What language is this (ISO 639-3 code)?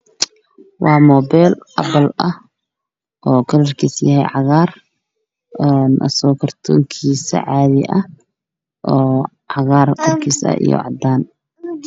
som